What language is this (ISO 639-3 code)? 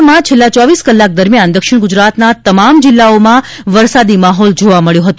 guj